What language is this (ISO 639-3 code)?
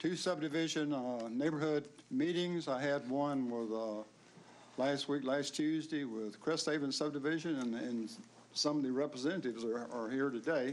eng